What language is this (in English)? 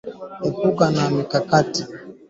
Swahili